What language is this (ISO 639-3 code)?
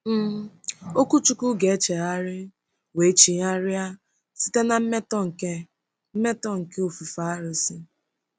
ibo